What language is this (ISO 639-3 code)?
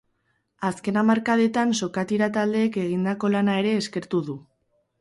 eus